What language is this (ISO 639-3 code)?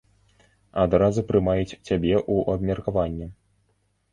bel